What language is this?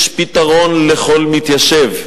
Hebrew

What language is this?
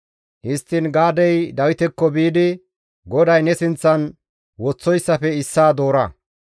Gamo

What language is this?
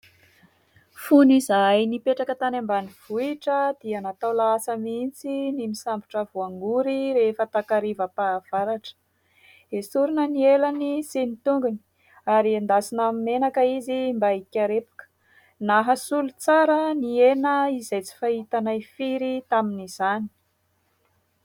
Malagasy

